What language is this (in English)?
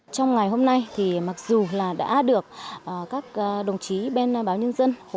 Vietnamese